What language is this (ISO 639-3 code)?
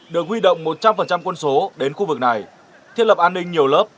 vie